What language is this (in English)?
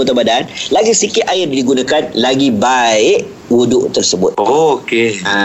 Malay